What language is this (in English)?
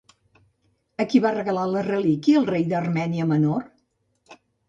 Catalan